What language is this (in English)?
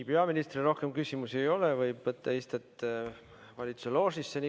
Estonian